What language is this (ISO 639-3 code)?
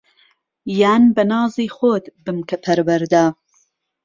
ckb